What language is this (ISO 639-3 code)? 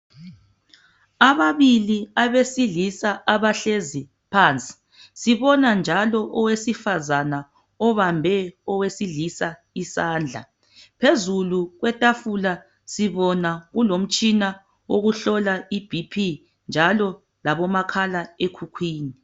nde